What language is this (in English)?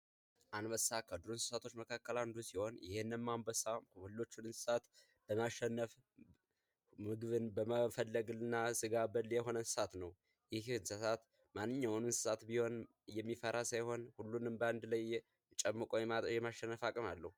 Amharic